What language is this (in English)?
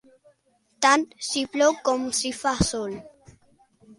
Catalan